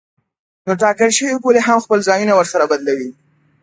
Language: Pashto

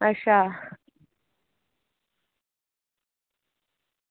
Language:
Dogri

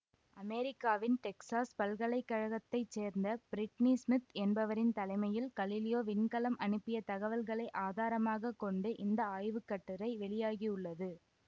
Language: Tamil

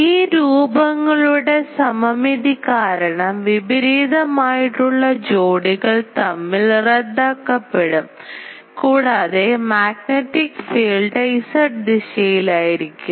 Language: Malayalam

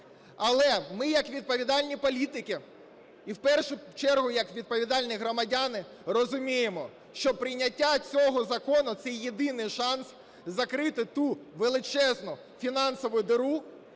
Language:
Ukrainian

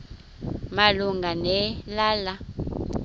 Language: Xhosa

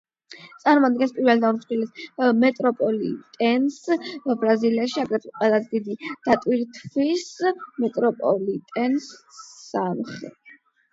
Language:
Georgian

